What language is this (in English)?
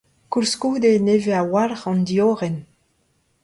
Breton